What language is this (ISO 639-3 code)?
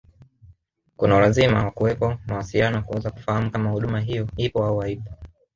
swa